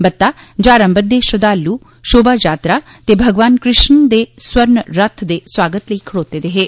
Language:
Dogri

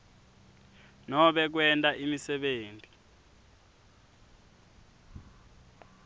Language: Swati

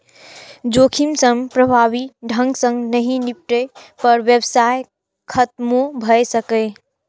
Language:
Maithili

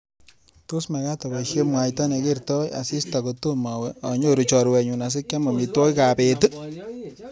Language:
Kalenjin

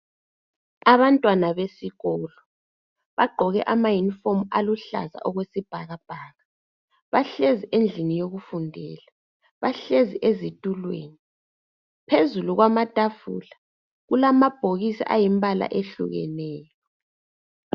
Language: North Ndebele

